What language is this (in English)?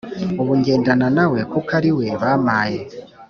Kinyarwanda